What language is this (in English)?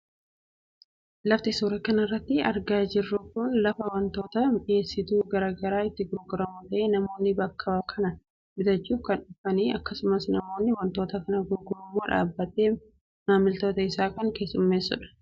Oromo